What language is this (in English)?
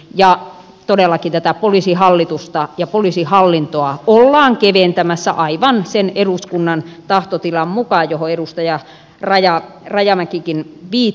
Finnish